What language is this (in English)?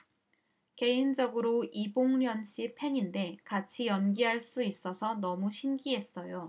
Korean